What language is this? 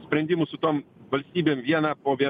Lithuanian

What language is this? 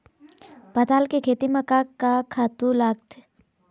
Chhattisgarhi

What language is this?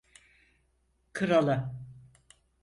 Turkish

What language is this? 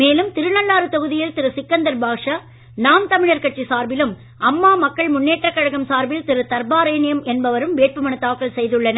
Tamil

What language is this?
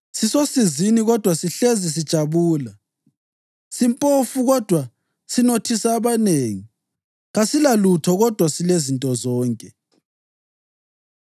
North Ndebele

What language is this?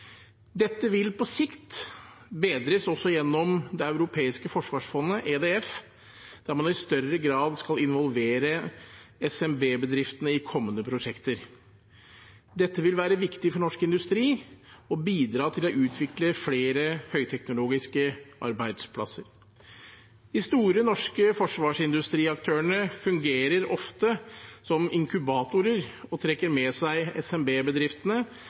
Norwegian Bokmål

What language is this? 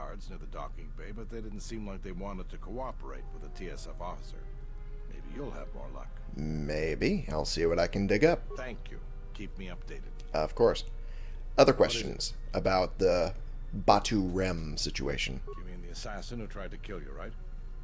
English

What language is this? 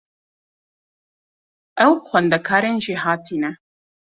Kurdish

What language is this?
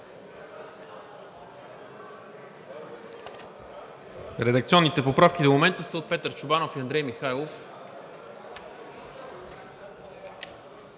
Bulgarian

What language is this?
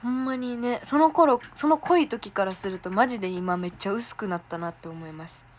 Japanese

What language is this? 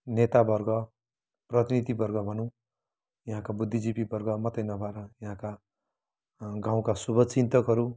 Nepali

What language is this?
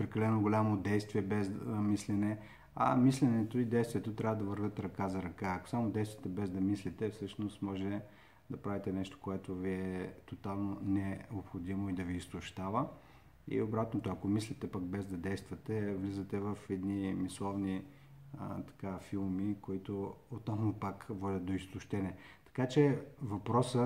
Bulgarian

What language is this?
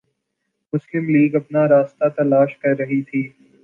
Urdu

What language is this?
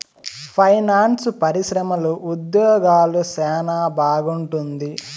Telugu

